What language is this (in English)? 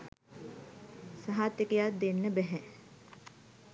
Sinhala